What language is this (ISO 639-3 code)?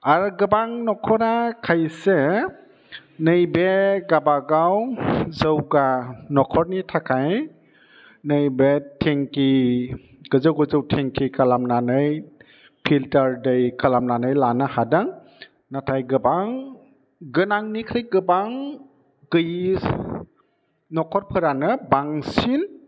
brx